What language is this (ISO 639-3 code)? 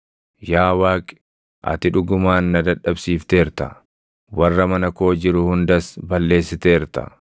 orm